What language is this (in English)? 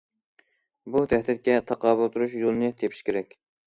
Uyghur